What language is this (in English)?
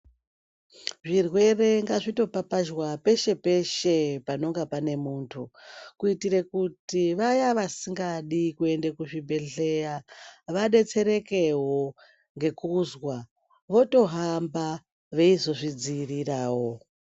Ndau